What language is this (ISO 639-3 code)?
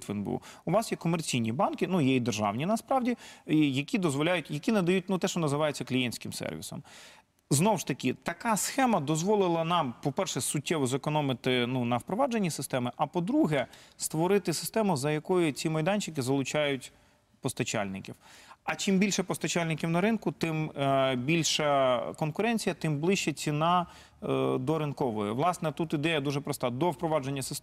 ukr